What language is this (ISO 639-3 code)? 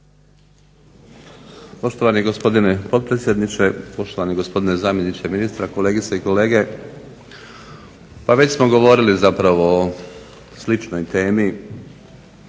hrv